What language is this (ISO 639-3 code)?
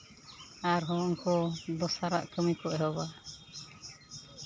sat